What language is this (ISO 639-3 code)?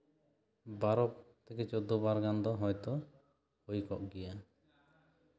sat